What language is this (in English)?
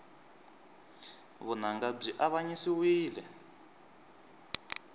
Tsonga